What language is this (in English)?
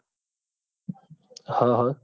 Gujarati